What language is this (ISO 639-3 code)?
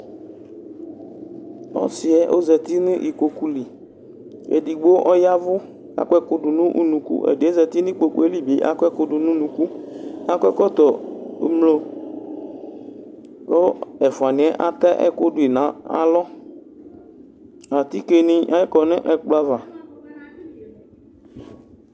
kpo